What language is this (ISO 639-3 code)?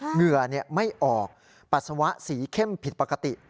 tha